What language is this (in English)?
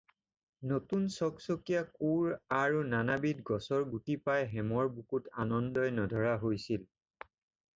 Assamese